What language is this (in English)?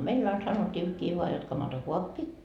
Finnish